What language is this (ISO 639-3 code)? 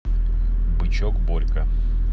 rus